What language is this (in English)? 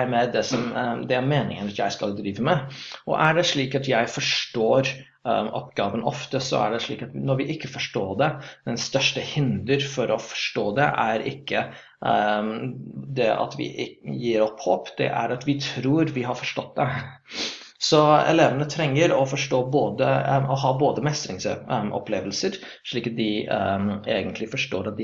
Norwegian